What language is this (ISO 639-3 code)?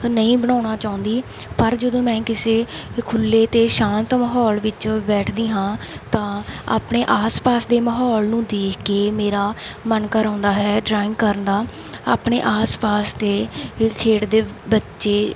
pan